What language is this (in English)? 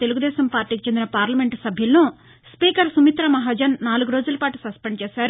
Telugu